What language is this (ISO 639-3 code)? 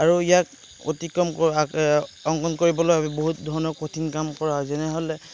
asm